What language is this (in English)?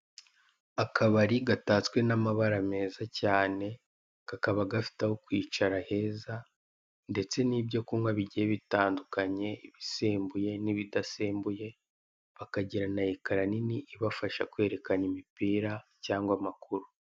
Kinyarwanda